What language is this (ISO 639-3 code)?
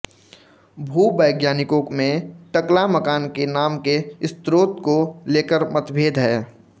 hin